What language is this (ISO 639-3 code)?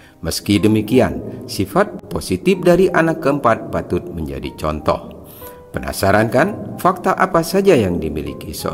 ind